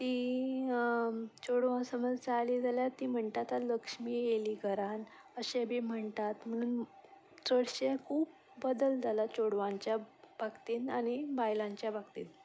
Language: Konkani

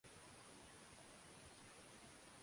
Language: Swahili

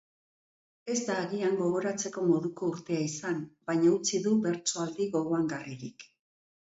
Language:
Basque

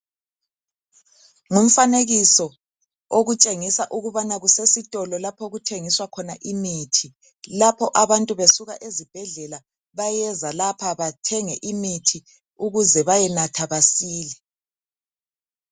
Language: North Ndebele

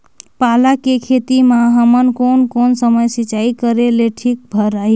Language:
Chhattisgarhi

